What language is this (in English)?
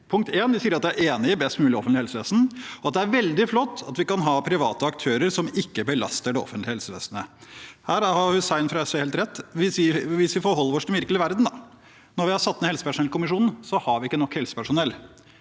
Norwegian